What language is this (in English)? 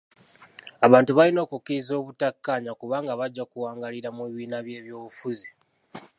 Ganda